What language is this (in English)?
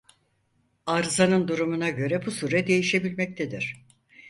Turkish